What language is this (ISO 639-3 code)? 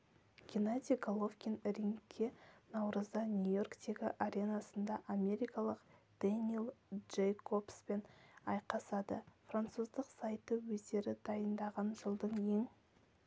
kaz